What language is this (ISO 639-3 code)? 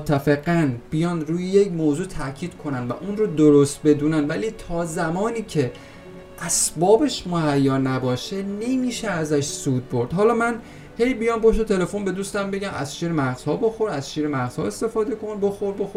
fas